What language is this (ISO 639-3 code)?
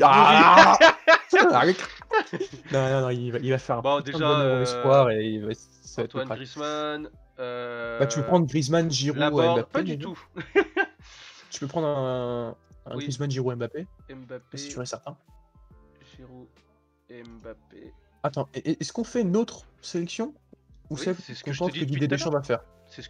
fra